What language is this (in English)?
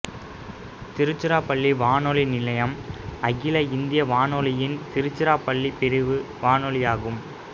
Tamil